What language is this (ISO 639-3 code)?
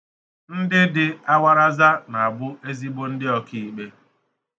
ibo